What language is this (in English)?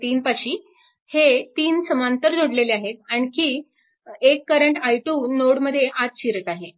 Marathi